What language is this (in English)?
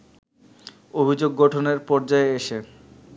Bangla